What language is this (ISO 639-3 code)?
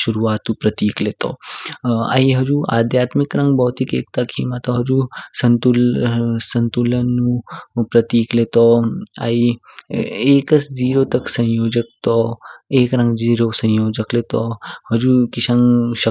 kfk